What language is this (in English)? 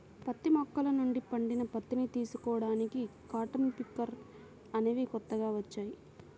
Telugu